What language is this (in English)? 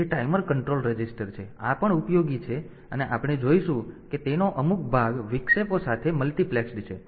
Gujarati